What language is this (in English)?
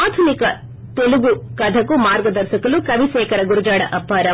Telugu